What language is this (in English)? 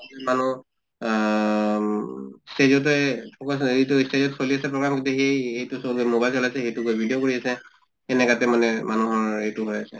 Assamese